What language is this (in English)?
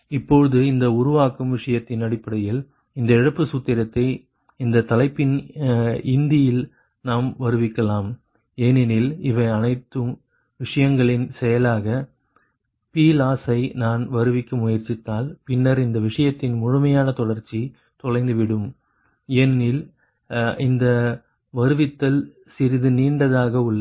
Tamil